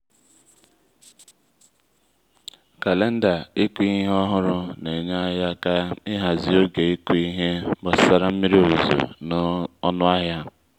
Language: Igbo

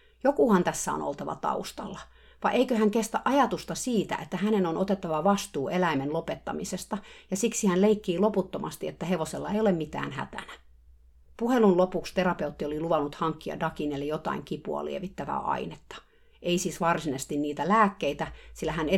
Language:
Finnish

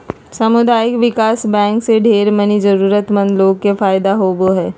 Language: Magahi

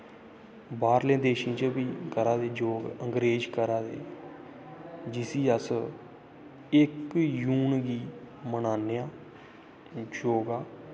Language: Dogri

